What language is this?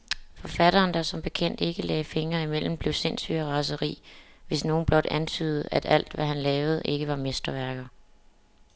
Danish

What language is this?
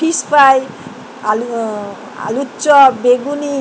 Bangla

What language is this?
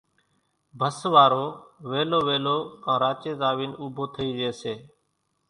Kachi Koli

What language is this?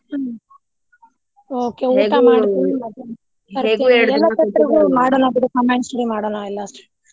Kannada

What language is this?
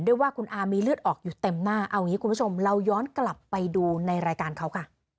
Thai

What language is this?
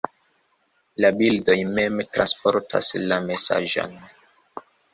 Esperanto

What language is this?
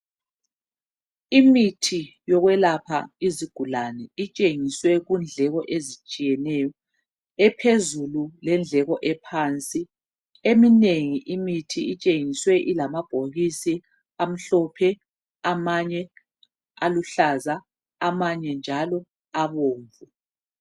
North Ndebele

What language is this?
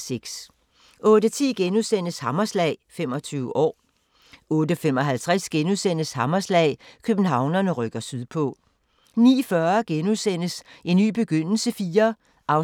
Danish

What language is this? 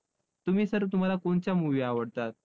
Marathi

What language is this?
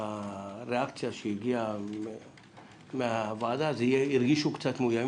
Hebrew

